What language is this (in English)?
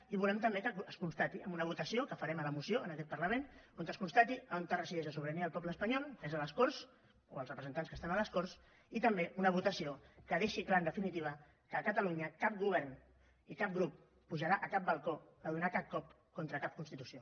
Catalan